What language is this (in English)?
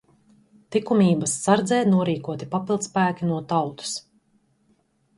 Latvian